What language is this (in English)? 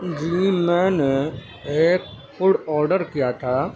Urdu